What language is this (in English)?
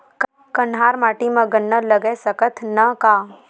Chhattisgarhi